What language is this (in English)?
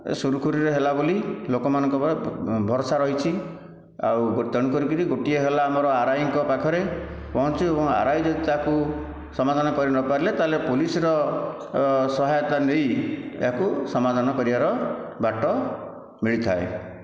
Odia